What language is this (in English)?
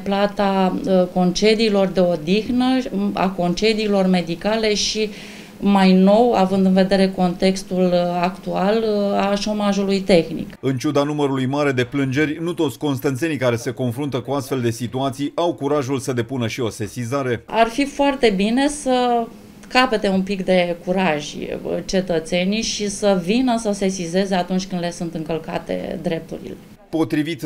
Romanian